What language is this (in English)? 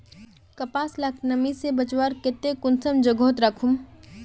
Magahi